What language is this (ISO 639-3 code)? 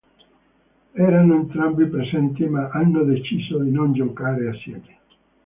ita